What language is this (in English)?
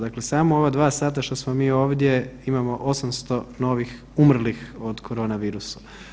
Croatian